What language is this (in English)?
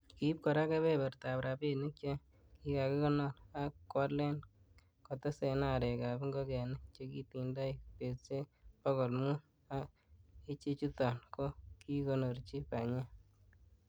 Kalenjin